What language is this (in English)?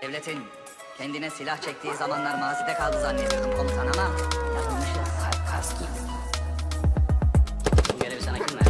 Turkish